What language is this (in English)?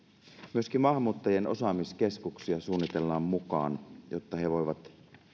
Finnish